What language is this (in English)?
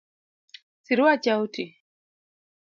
Luo (Kenya and Tanzania)